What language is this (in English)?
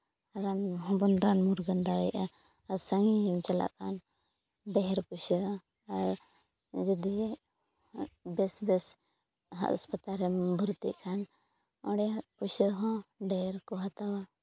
Santali